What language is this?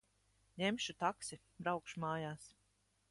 Latvian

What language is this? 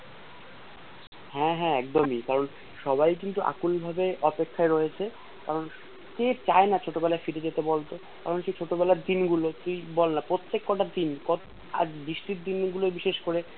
Bangla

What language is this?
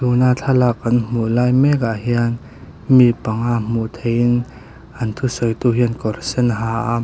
Mizo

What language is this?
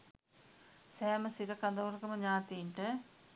Sinhala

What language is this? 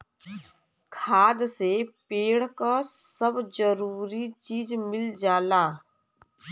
Bhojpuri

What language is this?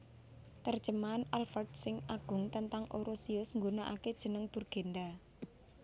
Javanese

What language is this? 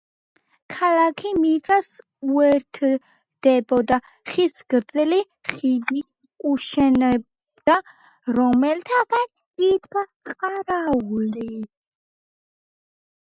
Georgian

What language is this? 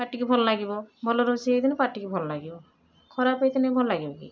Odia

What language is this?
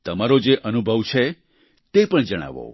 Gujarati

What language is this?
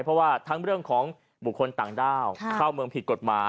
Thai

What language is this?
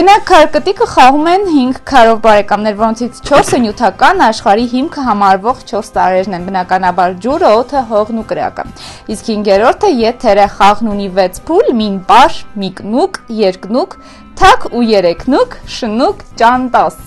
Romanian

